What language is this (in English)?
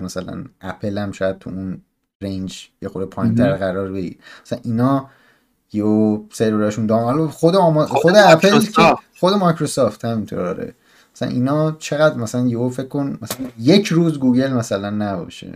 Persian